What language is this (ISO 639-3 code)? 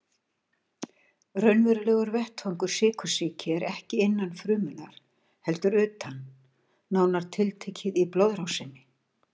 isl